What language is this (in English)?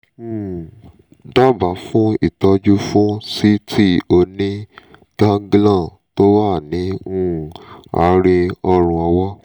Yoruba